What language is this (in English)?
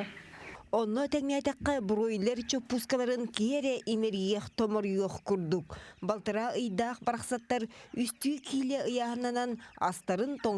Turkish